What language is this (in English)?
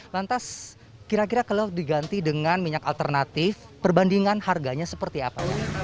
Indonesian